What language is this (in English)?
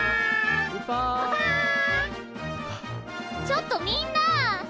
Japanese